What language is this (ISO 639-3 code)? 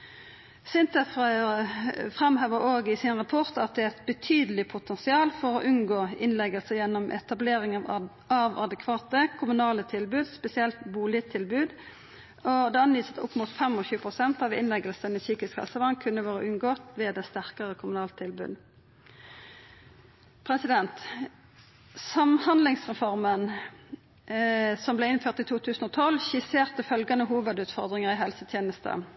nno